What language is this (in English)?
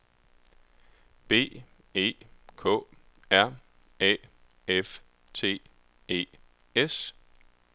Danish